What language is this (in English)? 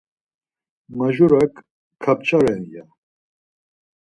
Laz